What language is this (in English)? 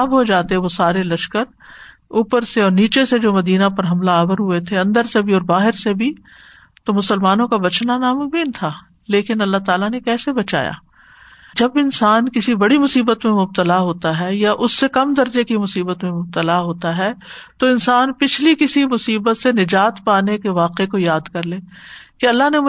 Urdu